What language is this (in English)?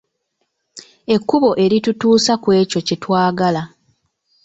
Ganda